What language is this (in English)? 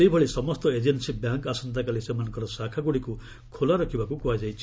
Odia